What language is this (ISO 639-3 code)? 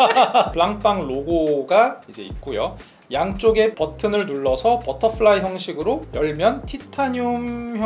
kor